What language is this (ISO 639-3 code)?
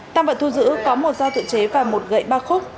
vie